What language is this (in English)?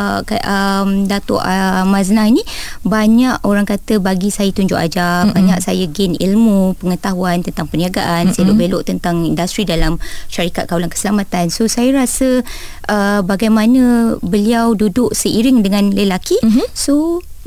Malay